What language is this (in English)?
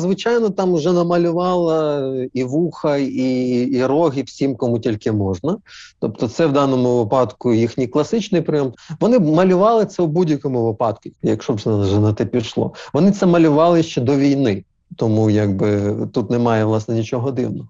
Ukrainian